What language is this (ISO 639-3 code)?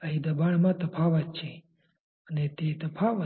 guj